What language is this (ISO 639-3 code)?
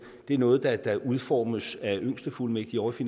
dan